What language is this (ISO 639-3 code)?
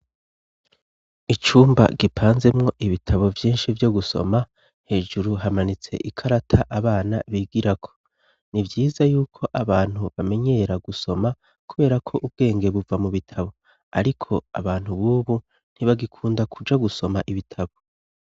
run